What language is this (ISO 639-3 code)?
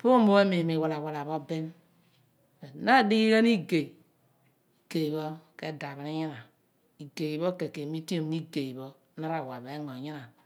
abn